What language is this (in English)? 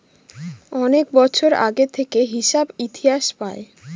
Bangla